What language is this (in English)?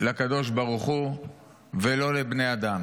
Hebrew